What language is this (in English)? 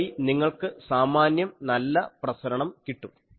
Malayalam